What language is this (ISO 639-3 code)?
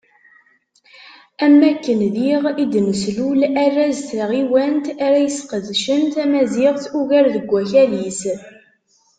kab